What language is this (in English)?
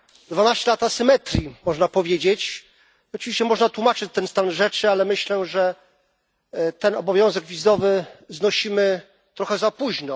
Polish